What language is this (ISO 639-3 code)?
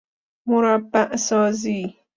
fas